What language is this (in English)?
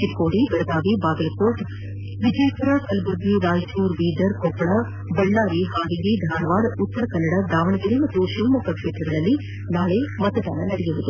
Kannada